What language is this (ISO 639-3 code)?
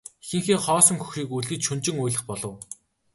mon